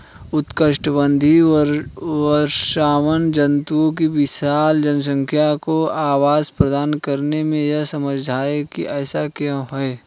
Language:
Hindi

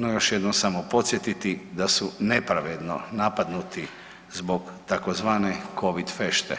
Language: Croatian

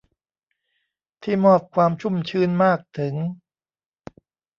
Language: Thai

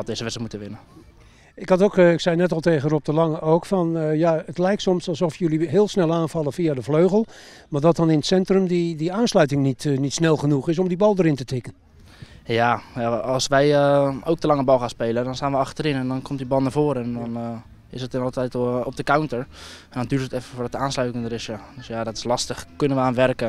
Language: Dutch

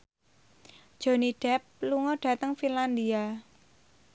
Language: Javanese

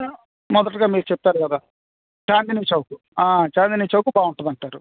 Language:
Telugu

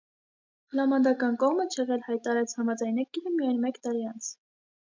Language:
Armenian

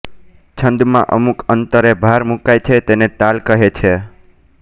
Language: Gujarati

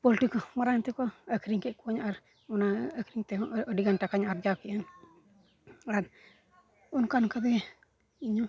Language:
Santali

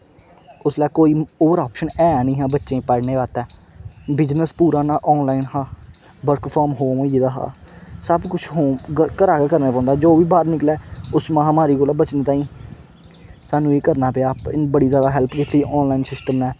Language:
Dogri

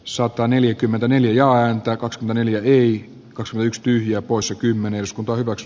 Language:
Finnish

